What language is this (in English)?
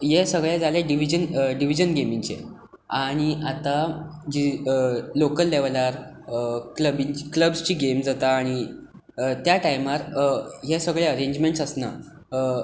Konkani